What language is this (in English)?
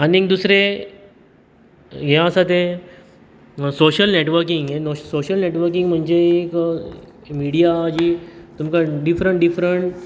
Konkani